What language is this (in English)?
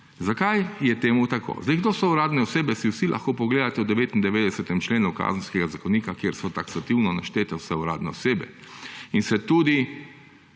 Slovenian